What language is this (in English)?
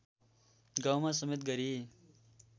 Nepali